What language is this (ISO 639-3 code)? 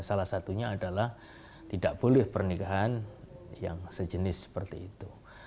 ind